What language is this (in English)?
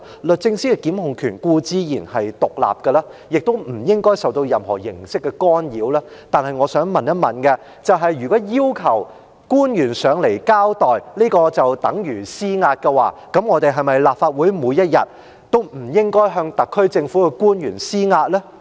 Cantonese